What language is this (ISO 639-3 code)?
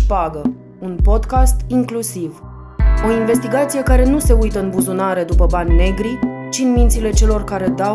ron